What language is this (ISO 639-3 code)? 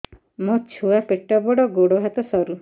ori